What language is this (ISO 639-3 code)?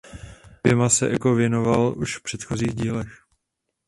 ces